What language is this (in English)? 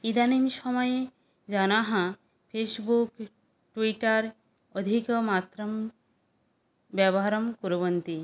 Sanskrit